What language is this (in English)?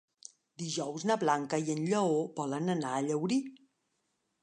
Catalan